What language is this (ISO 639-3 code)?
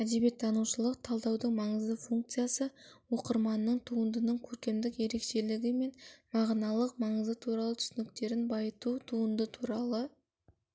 kaz